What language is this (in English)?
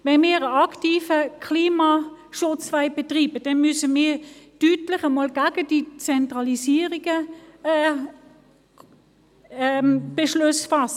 Swiss German